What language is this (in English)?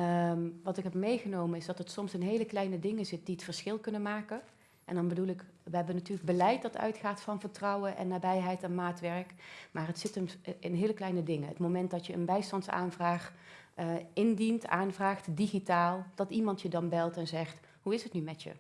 Dutch